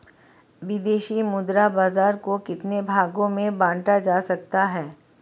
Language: Hindi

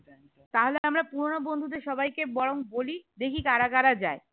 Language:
Bangla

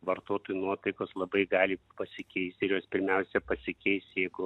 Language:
Lithuanian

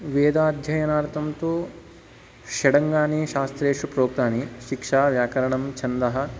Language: Sanskrit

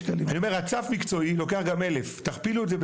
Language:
Hebrew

